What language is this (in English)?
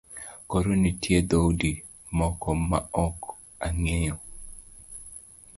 Luo (Kenya and Tanzania)